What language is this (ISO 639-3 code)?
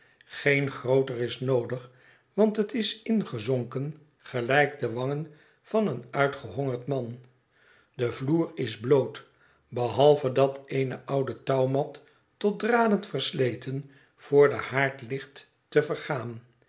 nld